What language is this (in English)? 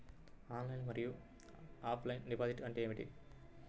Telugu